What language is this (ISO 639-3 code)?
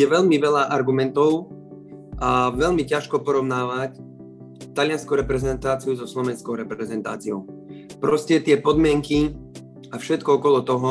slk